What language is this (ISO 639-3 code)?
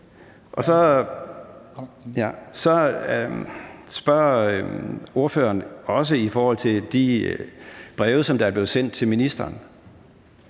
dan